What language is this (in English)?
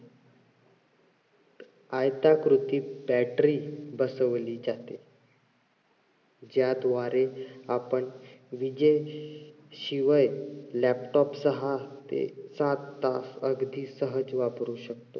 Marathi